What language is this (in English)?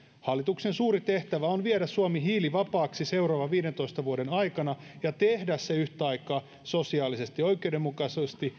Finnish